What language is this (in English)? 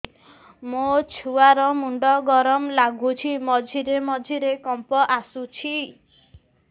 Odia